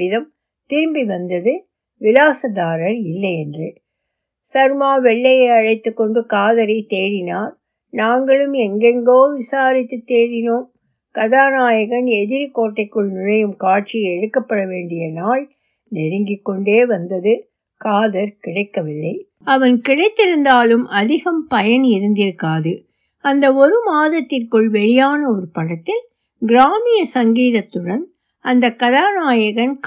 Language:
Tamil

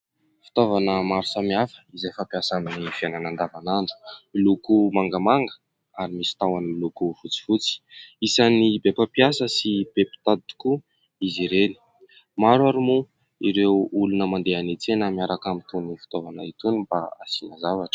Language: Malagasy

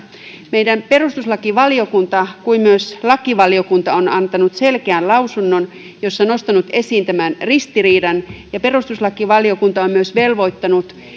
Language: Finnish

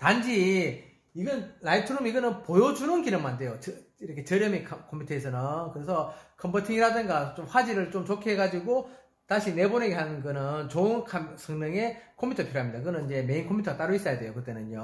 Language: Korean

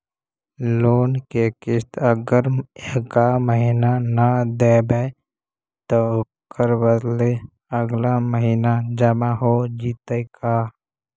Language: Magahi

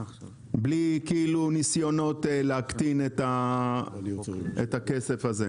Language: Hebrew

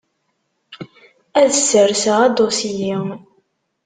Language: Kabyle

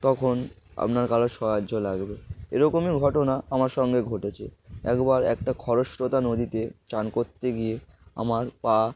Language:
Bangla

